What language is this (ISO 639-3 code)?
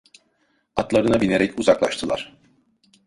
tur